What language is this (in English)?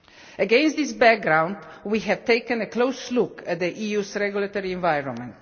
English